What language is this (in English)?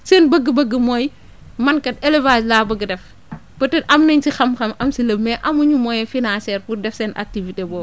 Wolof